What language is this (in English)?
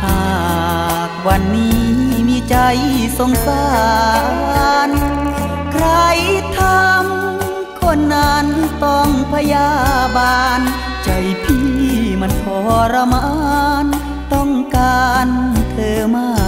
Thai